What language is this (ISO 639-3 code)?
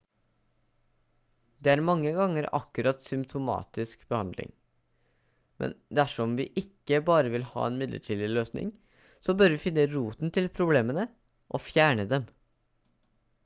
nob